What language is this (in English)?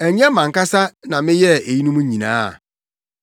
Akan